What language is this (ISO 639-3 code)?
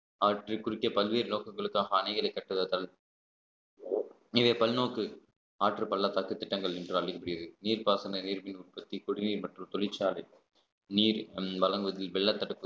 tam